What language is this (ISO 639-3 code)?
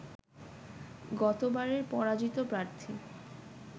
ben